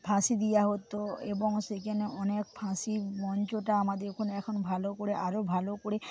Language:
Bangla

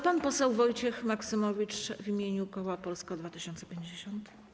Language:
Polish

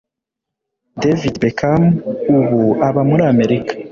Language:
Kinyarwanda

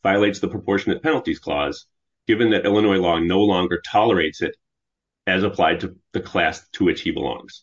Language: English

